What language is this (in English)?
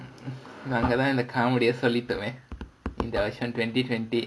English